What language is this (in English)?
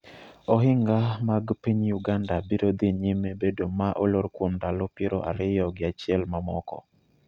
Luo (Kenya and Tanzania)